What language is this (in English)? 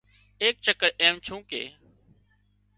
Wadiyara Koli